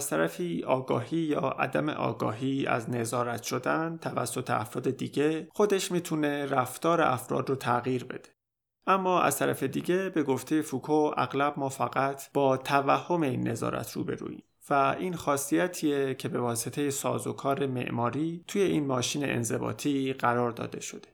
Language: Persian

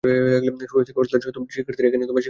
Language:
Bangla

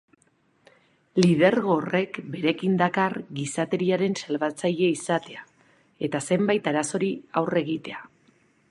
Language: Basque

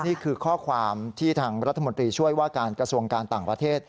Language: Thai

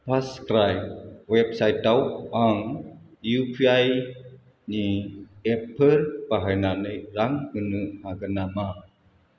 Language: Bodo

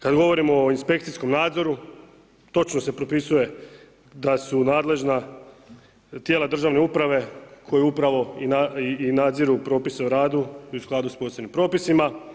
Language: Croatian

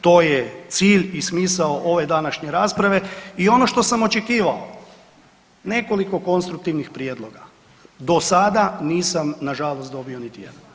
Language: Croatian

